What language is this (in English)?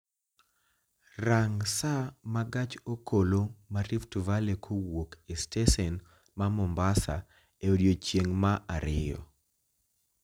Luo (Kenya and Tanzania)